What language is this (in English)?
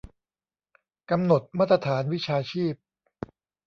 Thai